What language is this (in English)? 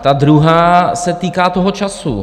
Czech